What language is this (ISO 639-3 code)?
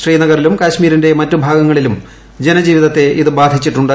mal